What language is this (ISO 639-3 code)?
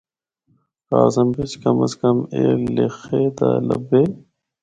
hno